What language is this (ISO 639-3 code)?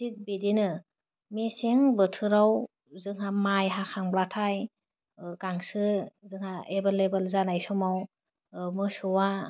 brx